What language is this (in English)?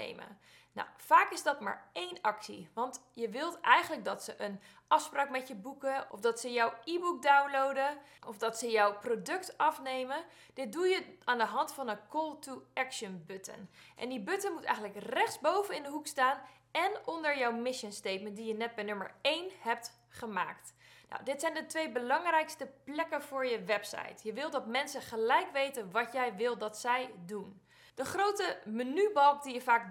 Dutch